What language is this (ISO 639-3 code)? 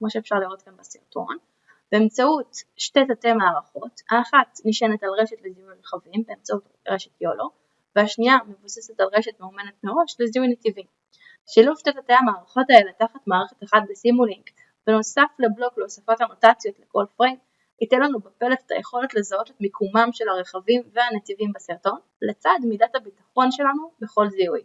heb